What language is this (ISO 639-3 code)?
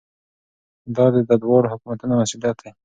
pus